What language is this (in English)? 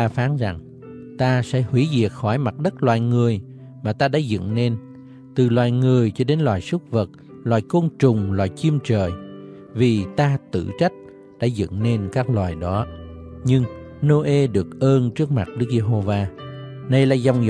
Vietnamese